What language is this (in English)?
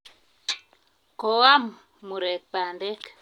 Kalenjin